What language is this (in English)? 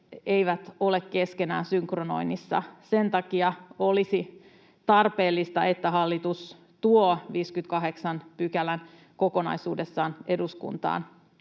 Finnish